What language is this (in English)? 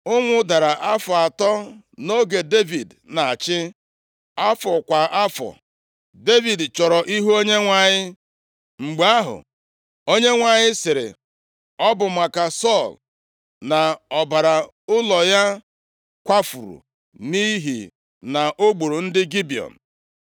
Igbo